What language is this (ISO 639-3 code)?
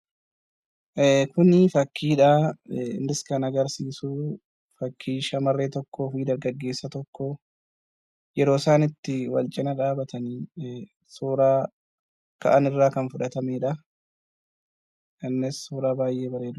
orm